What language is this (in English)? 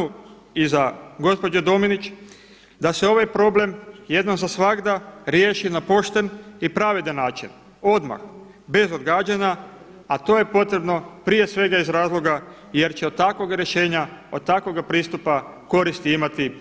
Croatian